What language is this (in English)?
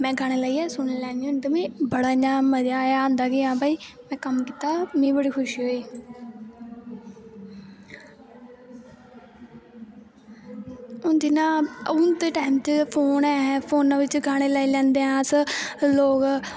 Dogri